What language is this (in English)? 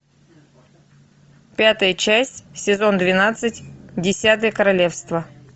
Russian